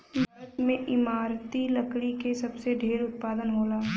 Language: Bhojpuri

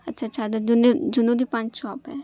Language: Urdu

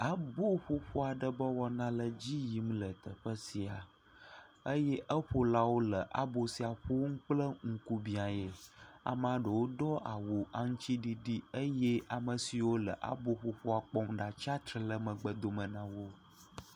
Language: Ewe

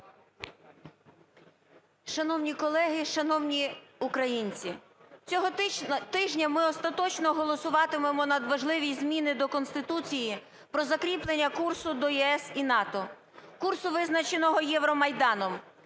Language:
Ukrainian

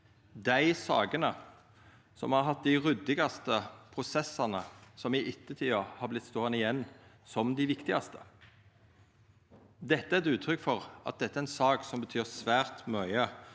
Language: Norwegian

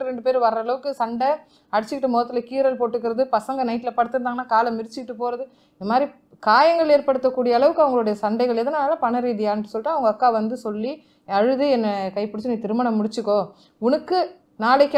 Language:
Romanian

